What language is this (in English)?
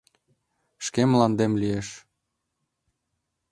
Mari